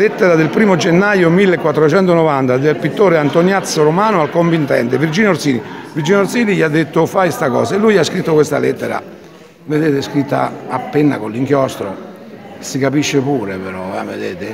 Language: Italian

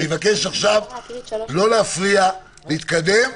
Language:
Hebrew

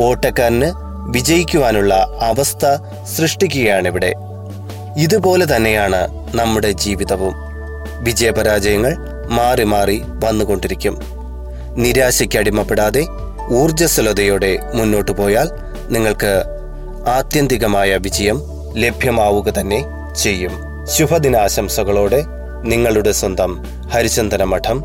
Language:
Malayalam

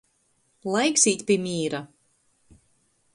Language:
Latgalian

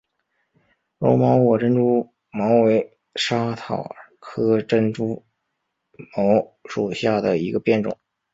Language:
Chinese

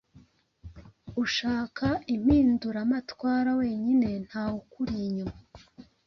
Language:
Kinyarwanda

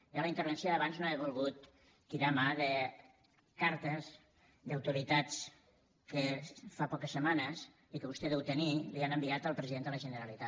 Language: Catalan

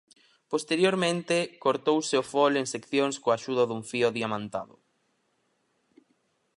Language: Galician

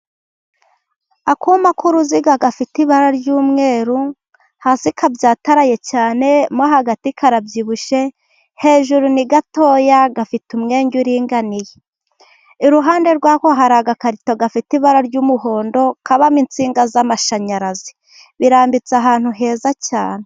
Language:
Kinyarwanda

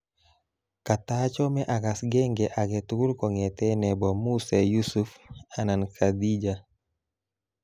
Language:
Kalenjin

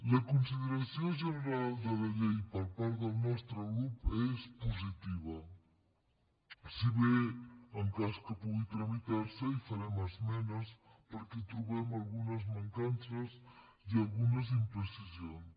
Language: Catalan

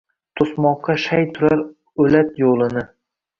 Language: Uzbek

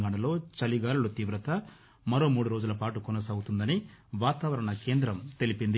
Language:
Telugu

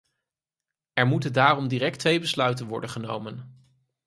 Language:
Dutch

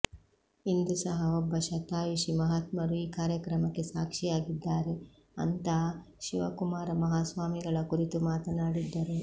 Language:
Kannada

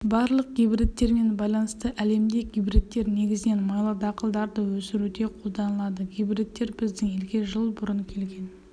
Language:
Kazakh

